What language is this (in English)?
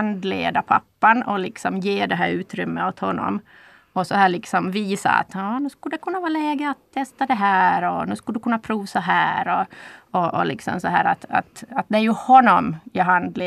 Swedish